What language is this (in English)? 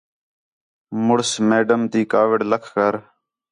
Khetrani